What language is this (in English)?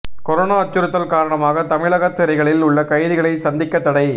Tamil